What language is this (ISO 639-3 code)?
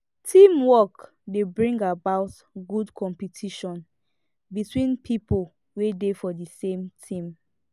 pcm